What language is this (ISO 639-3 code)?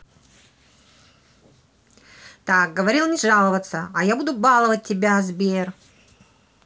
rus